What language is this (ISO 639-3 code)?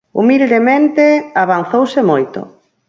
glg